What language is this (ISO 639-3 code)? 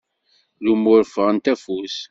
kab